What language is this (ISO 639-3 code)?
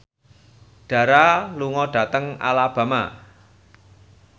jav